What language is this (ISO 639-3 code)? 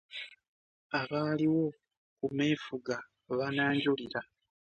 lug